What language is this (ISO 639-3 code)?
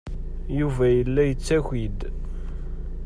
kab